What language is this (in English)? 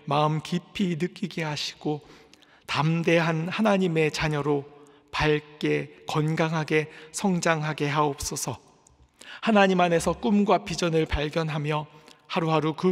Korean